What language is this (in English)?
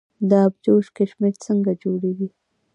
Pashto